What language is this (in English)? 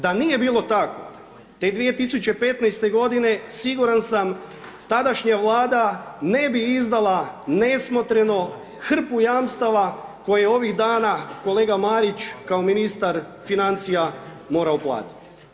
Croatian